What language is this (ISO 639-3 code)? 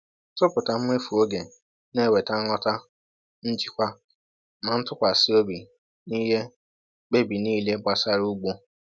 ibo